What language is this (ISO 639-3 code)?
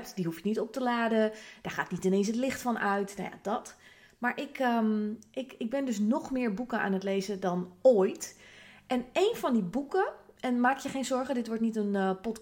nld